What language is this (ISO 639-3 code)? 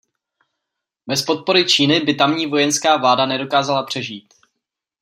ces